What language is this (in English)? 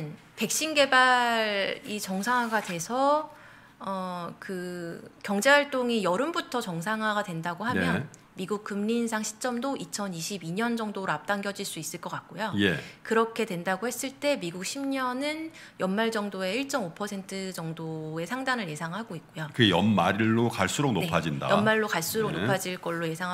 Korean